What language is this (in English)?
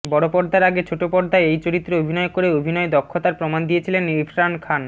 Bangla